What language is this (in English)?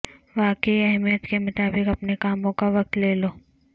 Urdu